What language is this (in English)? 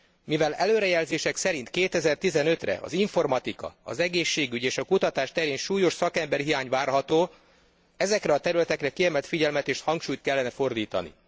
Hungarian